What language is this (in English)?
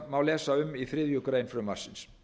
Icelandic